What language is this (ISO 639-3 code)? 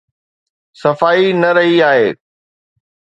snd